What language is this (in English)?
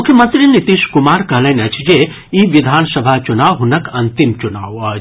Maithili